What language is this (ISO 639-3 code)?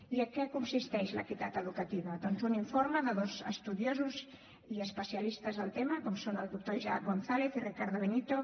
cat